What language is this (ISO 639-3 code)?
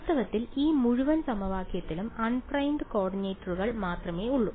mal